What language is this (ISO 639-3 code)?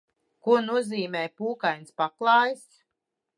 lav